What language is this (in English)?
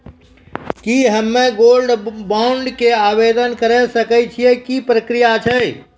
Maithili